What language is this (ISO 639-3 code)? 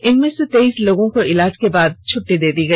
hin